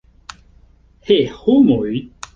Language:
Esperanto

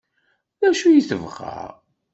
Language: Kabyle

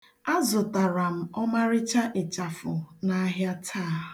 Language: Igbo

